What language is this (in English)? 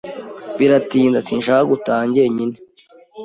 Kinyarwanda